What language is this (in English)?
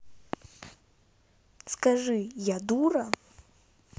Russian